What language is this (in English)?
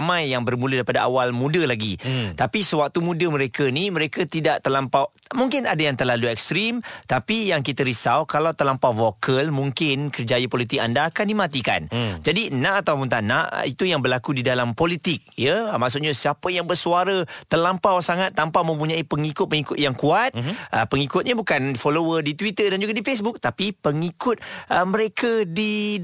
Malay